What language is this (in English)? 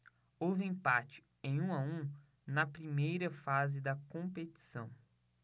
Portuguese